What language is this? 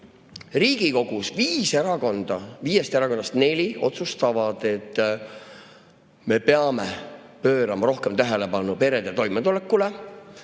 Estonian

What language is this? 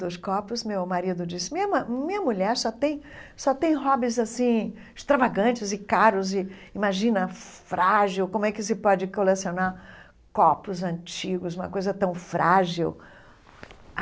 Portuguese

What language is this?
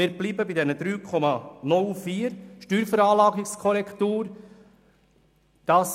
Swiss German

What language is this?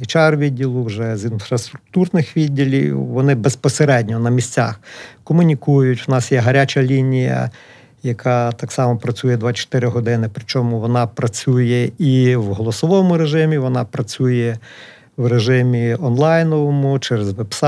Ukrainian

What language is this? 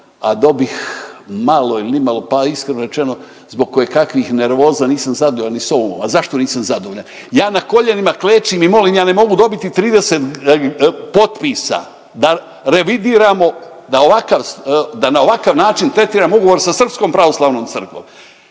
Croatian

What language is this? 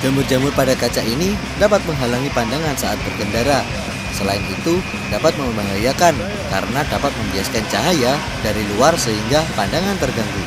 Indonesian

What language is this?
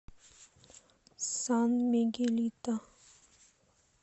Russian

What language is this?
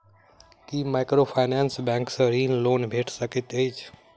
Maithili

